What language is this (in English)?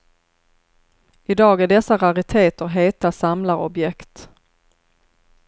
Swedish